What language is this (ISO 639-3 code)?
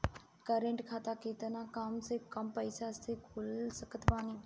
bho